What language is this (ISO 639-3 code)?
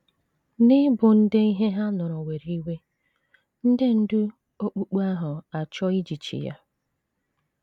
ibo